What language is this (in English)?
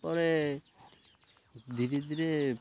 Odia